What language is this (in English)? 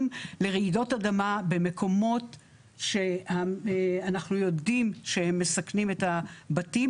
Hebrew